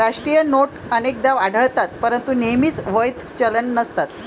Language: Marathi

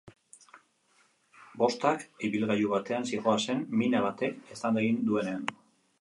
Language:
Basque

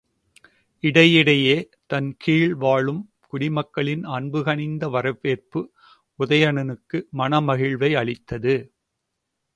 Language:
Tamil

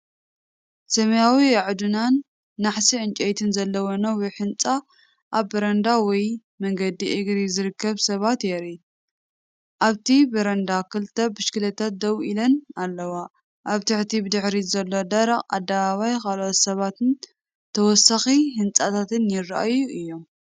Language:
Tigrinya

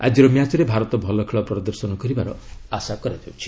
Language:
Odia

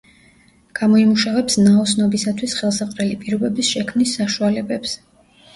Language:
Georgian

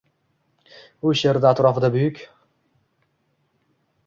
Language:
Uzbek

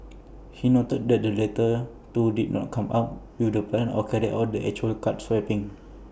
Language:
English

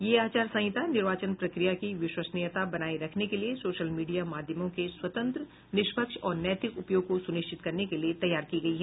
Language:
Hindi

